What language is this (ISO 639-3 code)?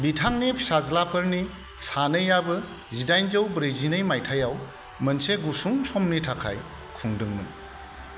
brx